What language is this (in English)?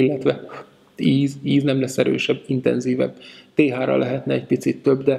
Hungarian